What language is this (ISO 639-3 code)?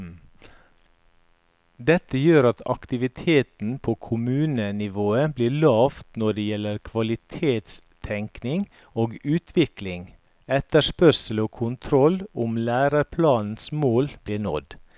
nor